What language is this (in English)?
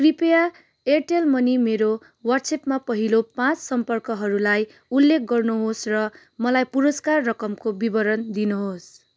Nepali